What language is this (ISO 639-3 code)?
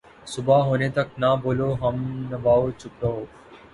urd